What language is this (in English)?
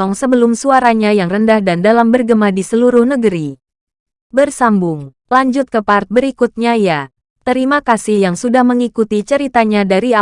Indonesian